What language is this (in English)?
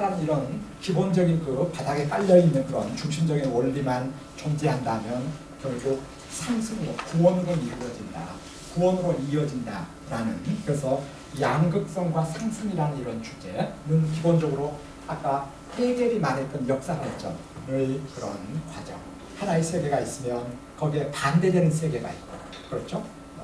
Korean